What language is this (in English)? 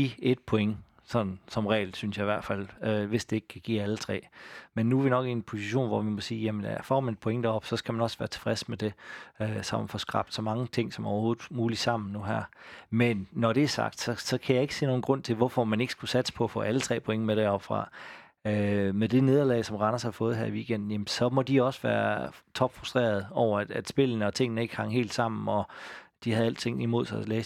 Danish